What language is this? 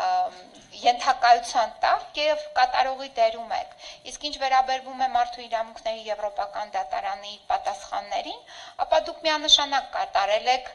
Romanian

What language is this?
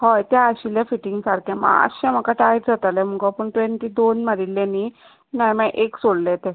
Konkani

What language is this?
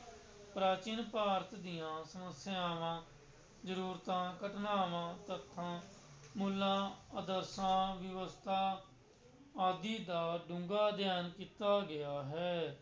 Punjabi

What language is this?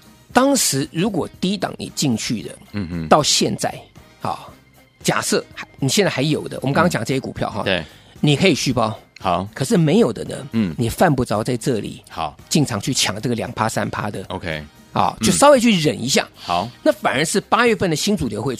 Chinese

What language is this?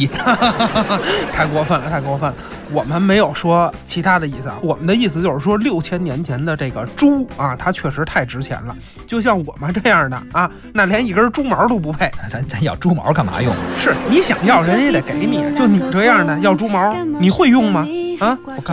Chinese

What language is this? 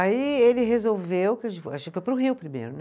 Portuguese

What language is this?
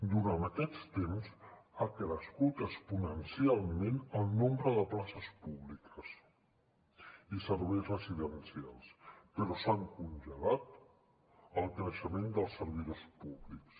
Catalan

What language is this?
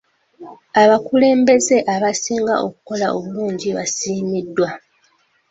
Ganda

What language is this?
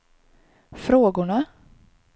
Swedish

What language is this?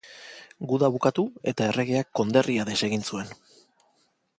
Basque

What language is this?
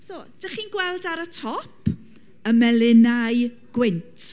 Welsh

